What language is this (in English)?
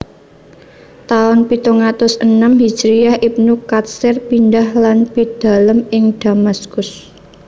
Javanese